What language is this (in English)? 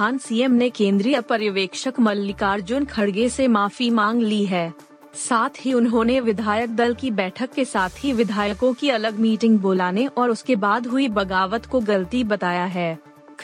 Hindi